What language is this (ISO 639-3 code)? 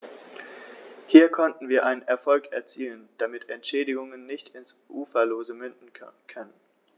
deu